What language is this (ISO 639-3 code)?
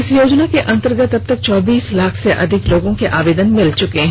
hin